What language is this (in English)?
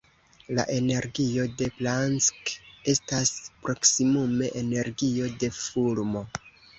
Esperanto